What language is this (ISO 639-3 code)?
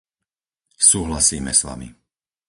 slk